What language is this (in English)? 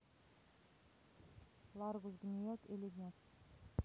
Russian